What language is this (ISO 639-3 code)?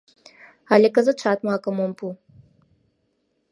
chm